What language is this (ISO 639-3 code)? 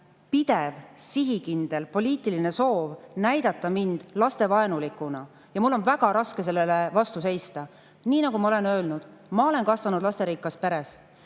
est